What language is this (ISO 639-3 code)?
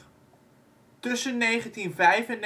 nld